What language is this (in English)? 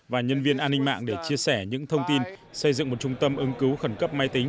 Vietnamese